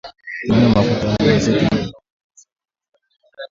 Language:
Swahili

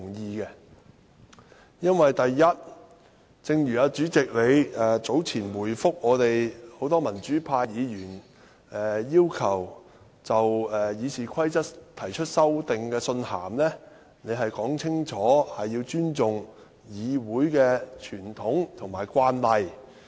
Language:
Cantonese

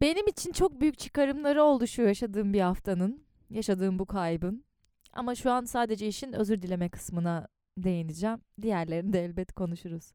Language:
Turkish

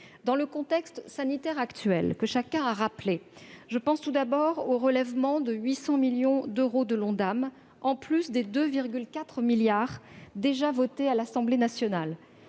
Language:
French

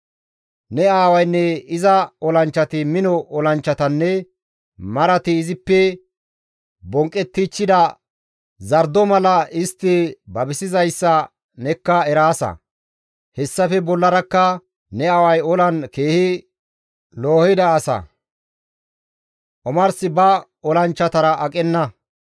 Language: Gamo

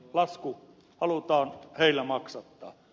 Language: Finnish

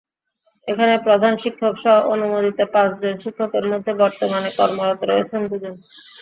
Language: Bangla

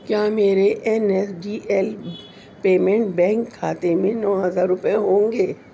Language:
Urdu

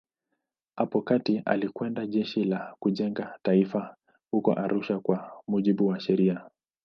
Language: Swahili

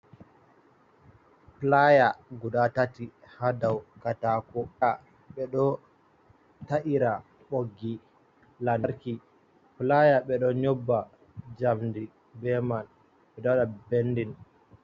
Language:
Fula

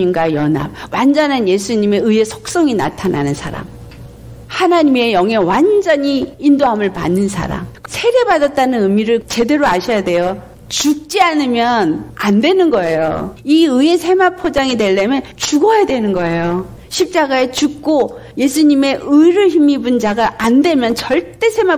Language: Korean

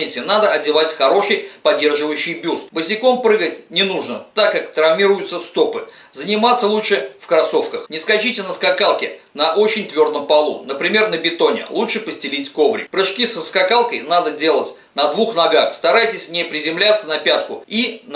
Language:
Russian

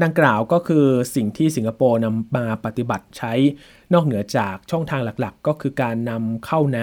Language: Thai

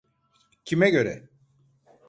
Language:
Turkish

